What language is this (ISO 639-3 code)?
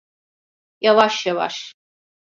tur